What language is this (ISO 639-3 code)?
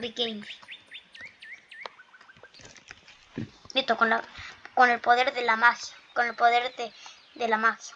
spa